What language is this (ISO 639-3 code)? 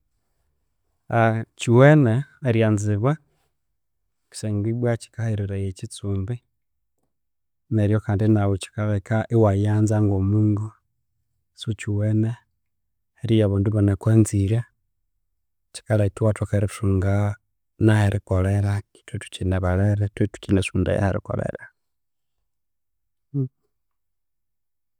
koo